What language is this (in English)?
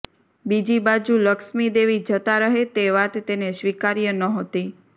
Gujarati